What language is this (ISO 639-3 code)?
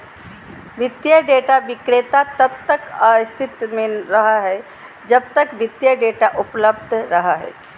mag